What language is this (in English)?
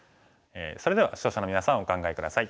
Japanese